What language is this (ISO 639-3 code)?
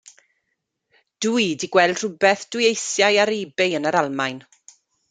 cym